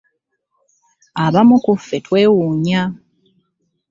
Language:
Ganda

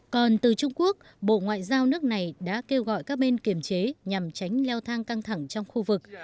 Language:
Vietnamese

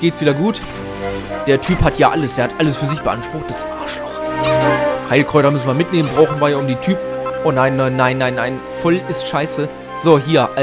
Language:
German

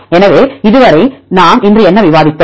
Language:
Tamil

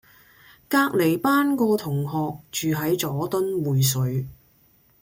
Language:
Cantonese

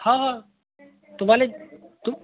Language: Marathi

